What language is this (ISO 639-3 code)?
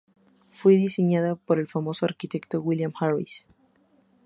spa